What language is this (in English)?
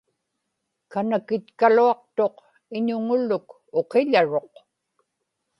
Inupiaq